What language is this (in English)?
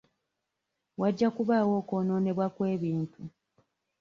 Ganda